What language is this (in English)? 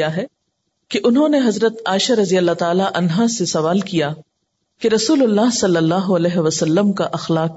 Urdu